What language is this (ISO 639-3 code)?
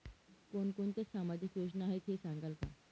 mar